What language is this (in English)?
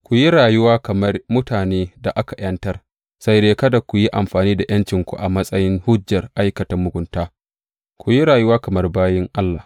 Hausa